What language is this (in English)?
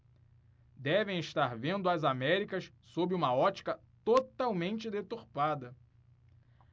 Portuguese